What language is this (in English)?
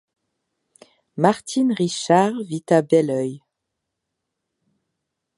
French